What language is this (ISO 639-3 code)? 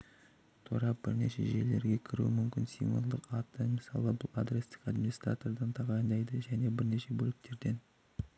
kaz